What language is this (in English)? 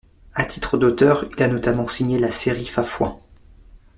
French